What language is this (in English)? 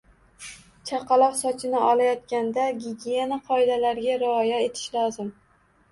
Uzbek